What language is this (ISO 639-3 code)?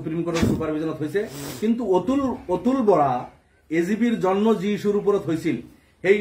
hin